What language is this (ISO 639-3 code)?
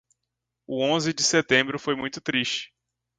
por